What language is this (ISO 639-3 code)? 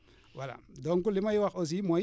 wol